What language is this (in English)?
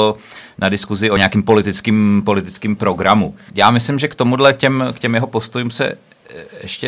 Czech